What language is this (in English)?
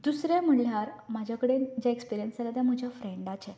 Konkani